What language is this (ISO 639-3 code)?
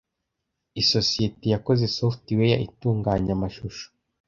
kin